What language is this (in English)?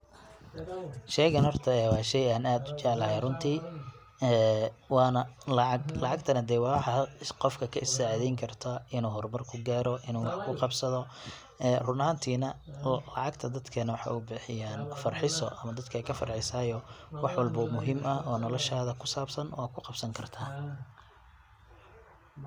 Somali